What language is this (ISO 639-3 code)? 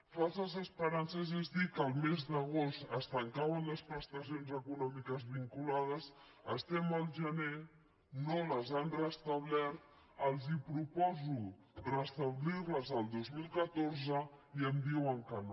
cat